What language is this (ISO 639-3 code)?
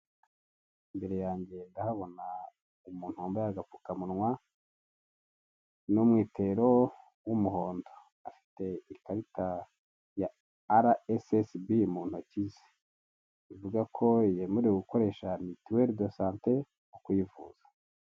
kin